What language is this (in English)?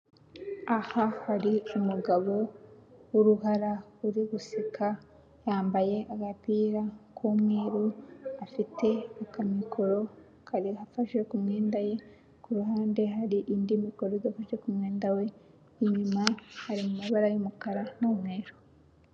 Kinyarwanda